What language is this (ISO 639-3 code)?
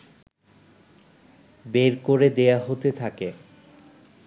ben